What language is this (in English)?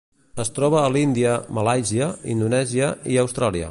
Catalan